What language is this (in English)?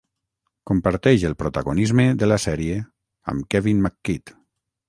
Catalan